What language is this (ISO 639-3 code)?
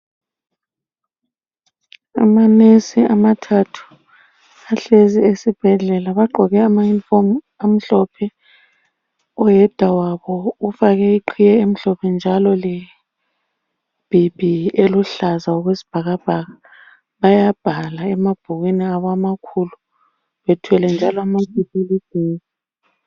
nde